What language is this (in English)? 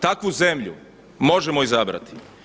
Croatian